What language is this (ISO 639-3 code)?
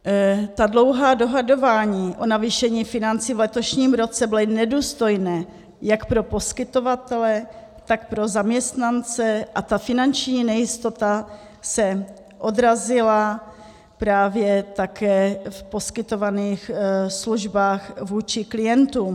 ces